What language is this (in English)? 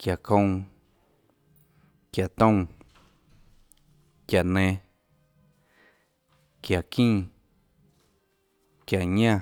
Tlacoatzintepec Chinantec